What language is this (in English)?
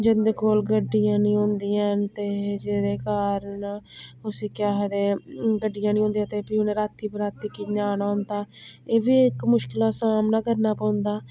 Dogri